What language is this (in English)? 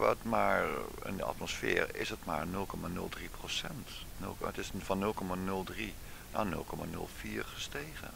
Dutch